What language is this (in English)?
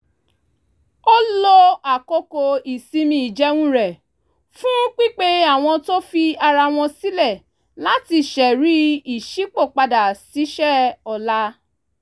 Yoruba